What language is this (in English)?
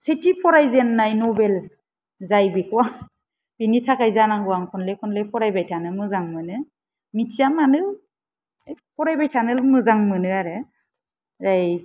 Bodo